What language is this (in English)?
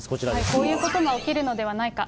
Japanese